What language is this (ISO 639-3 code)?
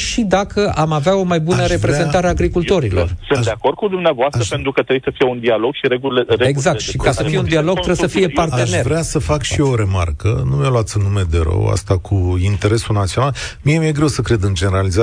ron